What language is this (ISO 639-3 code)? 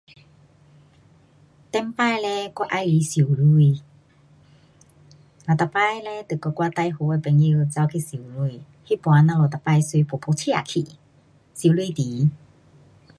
cpx